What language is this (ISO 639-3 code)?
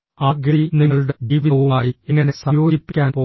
mal